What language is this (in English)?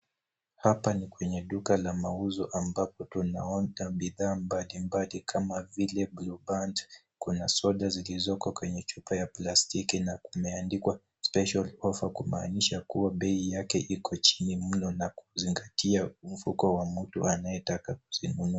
Swahili